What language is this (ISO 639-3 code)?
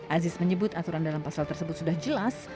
ind